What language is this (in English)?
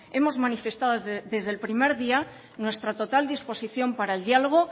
Spanish